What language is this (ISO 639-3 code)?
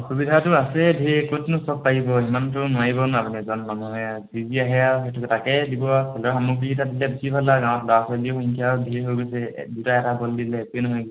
asm